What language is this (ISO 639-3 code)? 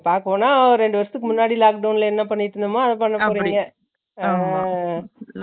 tam